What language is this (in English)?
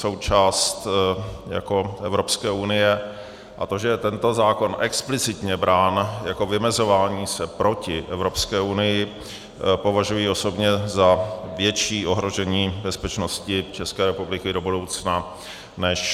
Czech